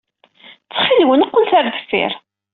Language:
Kabyle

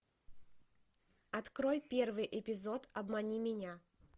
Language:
Russian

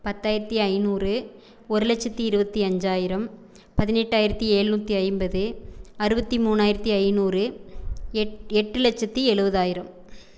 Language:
Tamil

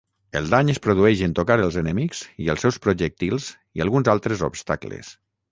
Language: Catalan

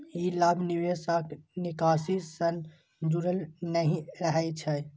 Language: Maithili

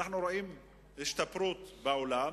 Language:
Hebrew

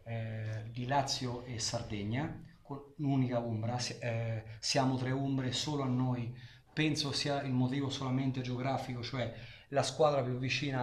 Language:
Italian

